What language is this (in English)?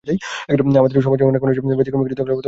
Bangla